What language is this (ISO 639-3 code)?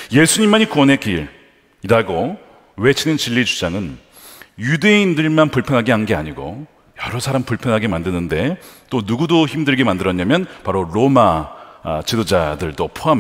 kor